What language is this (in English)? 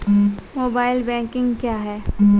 Maithili